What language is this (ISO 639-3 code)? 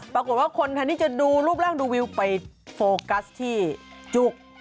tha